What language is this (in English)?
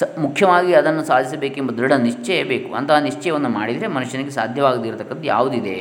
Kannada